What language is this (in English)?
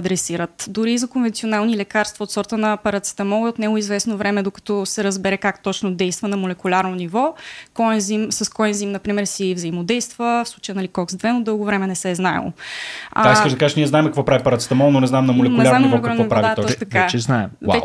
Bulgarian